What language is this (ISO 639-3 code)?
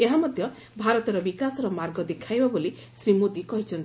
ori